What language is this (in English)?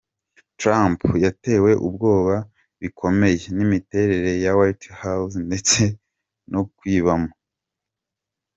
Kinyarwanda